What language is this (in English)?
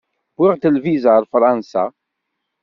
Kabyle